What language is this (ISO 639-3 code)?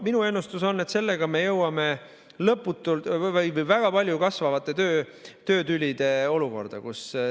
est